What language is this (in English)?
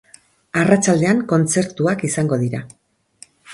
Basque